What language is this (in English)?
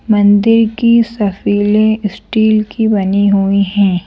Hindi